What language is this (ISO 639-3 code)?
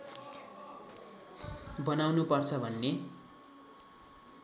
nep